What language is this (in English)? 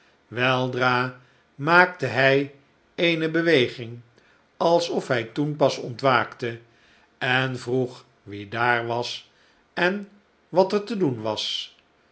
Dutch